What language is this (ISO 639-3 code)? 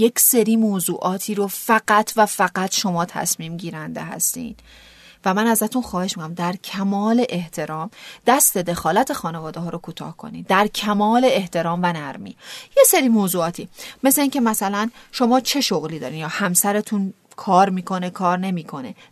fas